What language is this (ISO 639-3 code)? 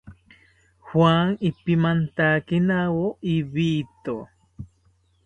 cpy